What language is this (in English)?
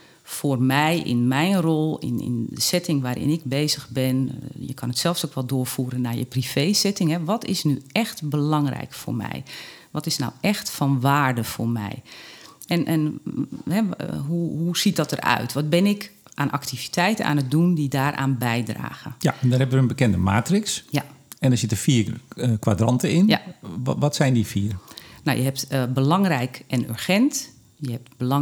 Dutch